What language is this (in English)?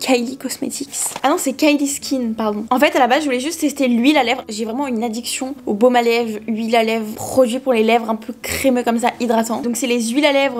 French